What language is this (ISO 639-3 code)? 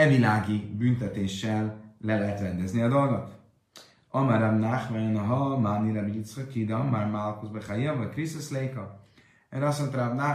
hun